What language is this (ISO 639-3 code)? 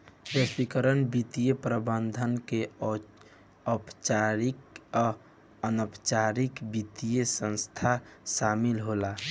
bho